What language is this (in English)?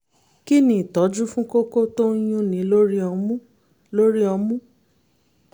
Yoruba